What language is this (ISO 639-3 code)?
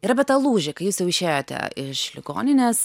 lit